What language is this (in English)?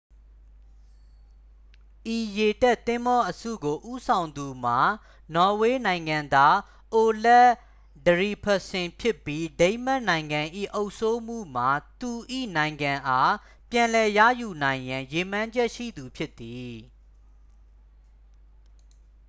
Burmese